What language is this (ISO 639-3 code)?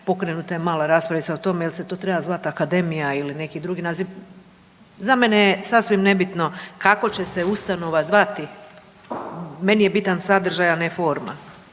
hrv